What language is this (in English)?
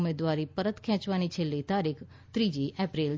Gujarati